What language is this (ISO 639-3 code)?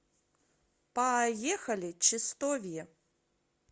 rus